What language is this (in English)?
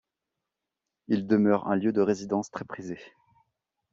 French